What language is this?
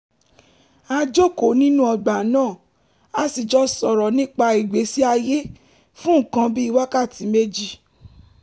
Yoruba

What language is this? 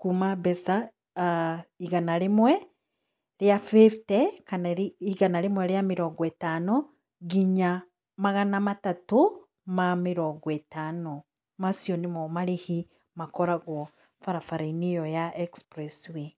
Kikuyu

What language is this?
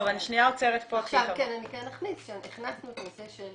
Hebrew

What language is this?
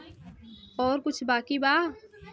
Bhojpuri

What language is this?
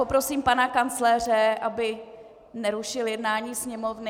Czech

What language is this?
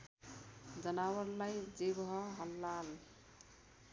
Nepali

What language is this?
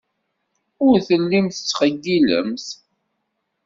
Kabyle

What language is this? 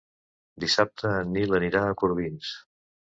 Catalan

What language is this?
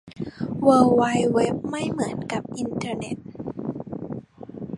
Thai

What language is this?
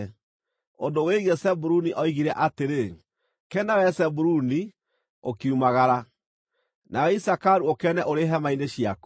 Kikuyu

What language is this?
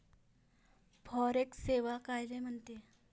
Marathi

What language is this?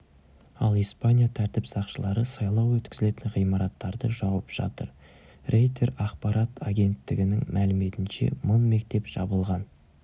Kazakh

